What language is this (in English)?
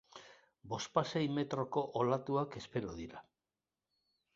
Basque